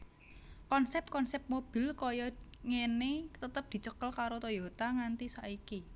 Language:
Javanese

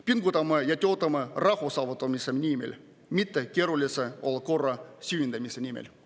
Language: Estonian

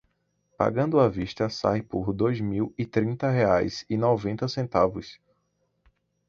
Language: Portuguese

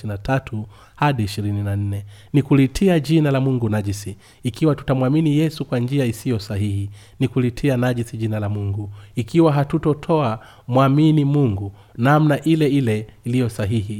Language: Swahili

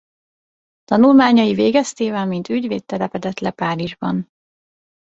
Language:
Hungarian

